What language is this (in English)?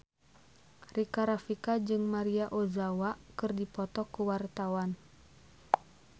Sundanese